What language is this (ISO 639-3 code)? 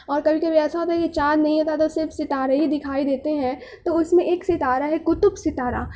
urd